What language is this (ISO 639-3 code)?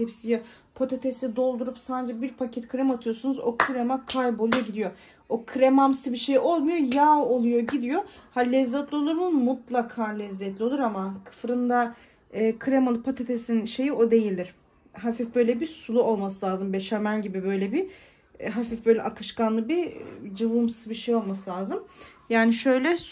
tur